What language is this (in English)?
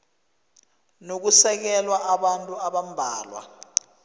South Ndebele